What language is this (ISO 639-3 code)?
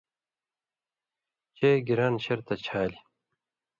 mvy